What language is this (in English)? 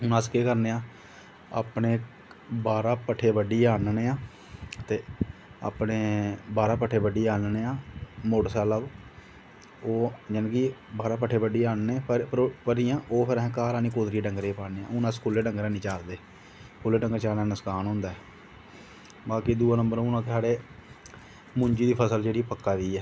Dogri